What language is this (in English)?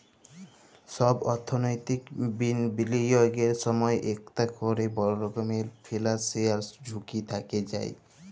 Bangla